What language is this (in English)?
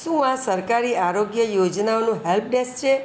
Gujarati